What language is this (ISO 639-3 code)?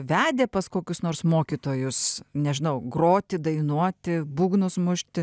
lit